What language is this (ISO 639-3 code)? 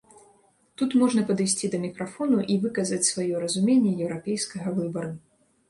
bel